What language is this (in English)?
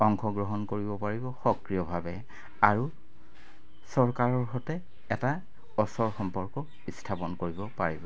Assamese